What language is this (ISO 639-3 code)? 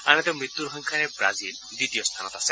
asm